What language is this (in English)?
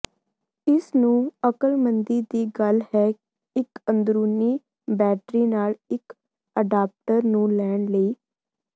Punjabi